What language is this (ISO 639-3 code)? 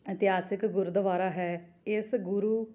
pan